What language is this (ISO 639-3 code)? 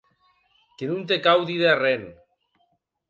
oci